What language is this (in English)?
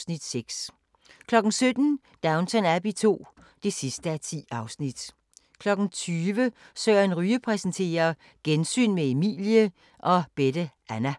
Danish